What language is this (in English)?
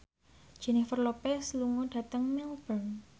Javanese